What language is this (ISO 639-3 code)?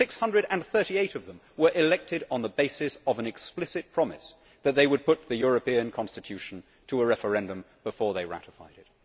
eng